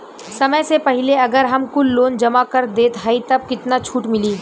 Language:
Bhojpuri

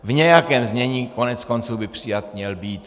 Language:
Czech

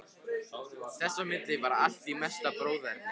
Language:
Icelandic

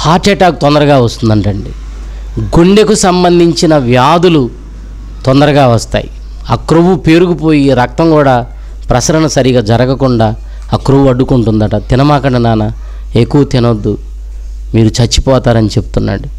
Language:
Telugu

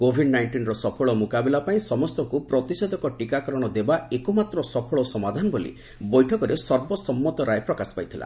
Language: Odia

